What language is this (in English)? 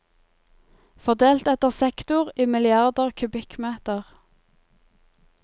Norwegian